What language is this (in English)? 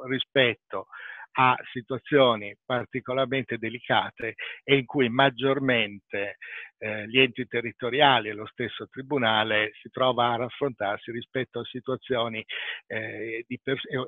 Italian